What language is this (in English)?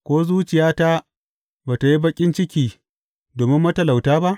Hausa